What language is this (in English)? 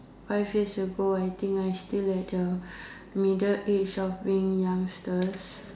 English